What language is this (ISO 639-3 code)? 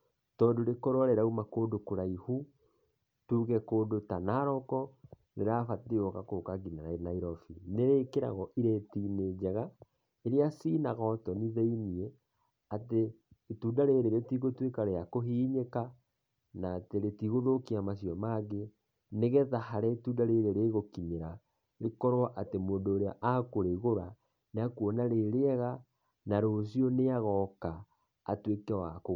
kik